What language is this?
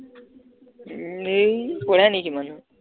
Assamese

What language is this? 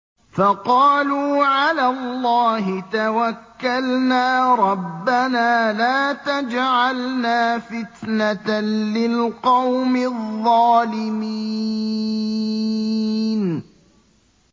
Arabic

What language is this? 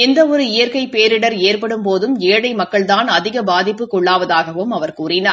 Tamil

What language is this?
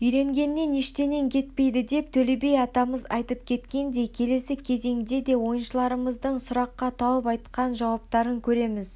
Kazakh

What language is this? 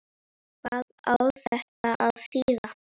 Icelandic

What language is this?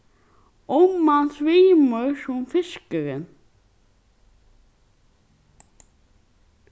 Faroese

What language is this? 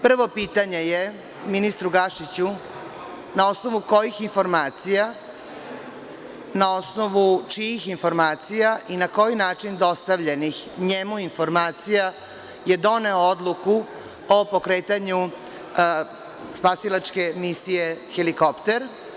Serbian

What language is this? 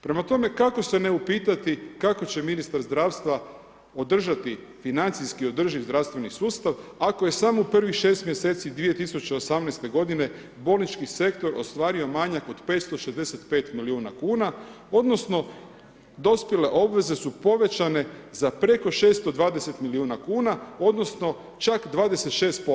Croatian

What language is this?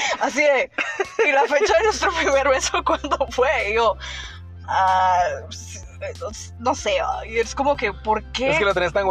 Spanish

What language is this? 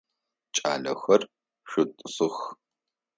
Adyghe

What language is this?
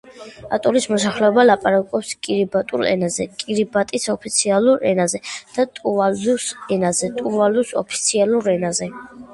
Georgian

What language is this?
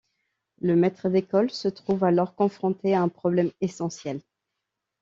French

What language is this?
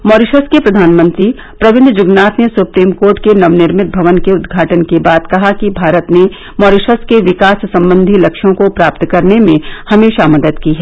Hindi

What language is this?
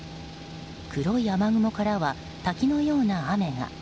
Japanese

